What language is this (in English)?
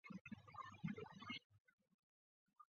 Chinese